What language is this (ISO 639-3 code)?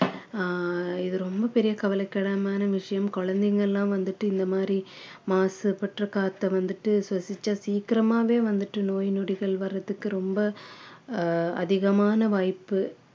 tam